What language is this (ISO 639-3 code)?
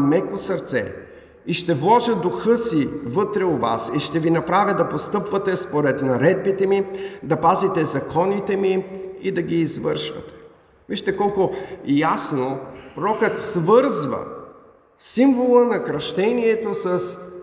bul